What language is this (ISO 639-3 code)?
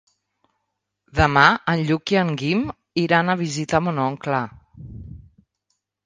cat